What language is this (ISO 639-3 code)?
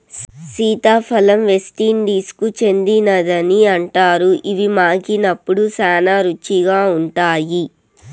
tel